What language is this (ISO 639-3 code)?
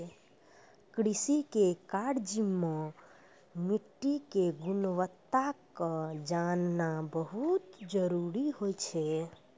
mai